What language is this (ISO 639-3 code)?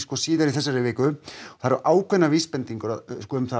isl